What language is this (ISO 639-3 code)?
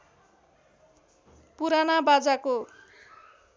nep